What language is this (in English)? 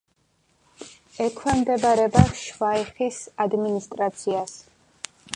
Georgian